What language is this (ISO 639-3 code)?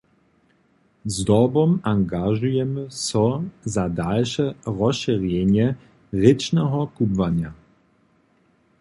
hsb